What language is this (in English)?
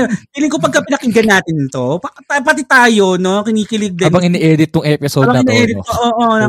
Filipino